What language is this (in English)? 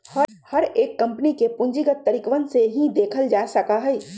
Magahi